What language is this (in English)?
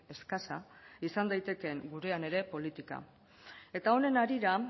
Basque